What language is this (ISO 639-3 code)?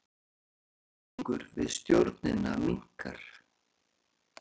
isl